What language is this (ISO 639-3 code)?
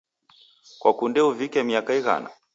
dav